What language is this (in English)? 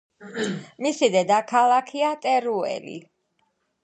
Georgian